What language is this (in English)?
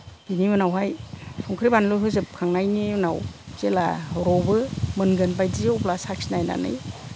Bodo